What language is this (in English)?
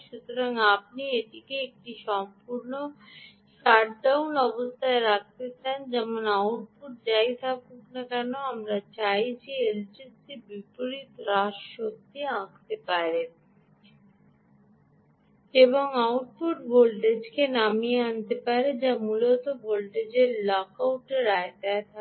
Bangla